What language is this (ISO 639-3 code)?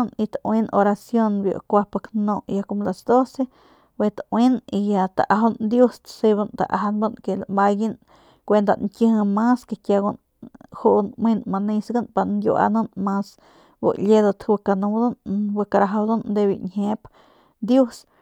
pmq